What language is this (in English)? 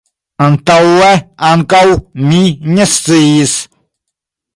Esperanto